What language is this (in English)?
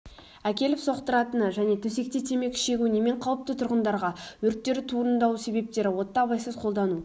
Kazakh